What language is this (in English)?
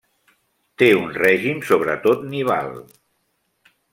Catalan